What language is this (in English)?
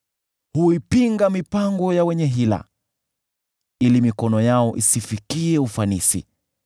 Swahili